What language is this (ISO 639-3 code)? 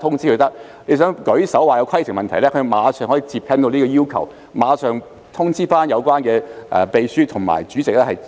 yue